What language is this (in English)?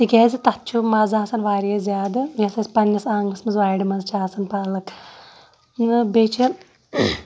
Kashmiri